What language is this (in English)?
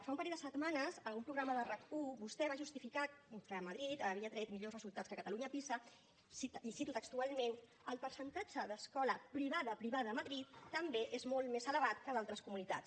Catalan